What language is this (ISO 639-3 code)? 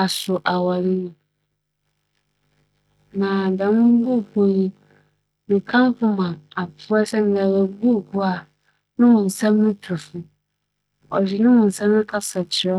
aka